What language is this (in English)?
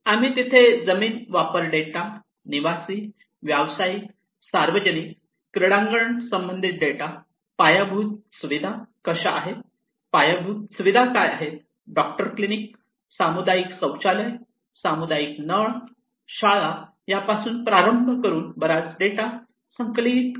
Marathi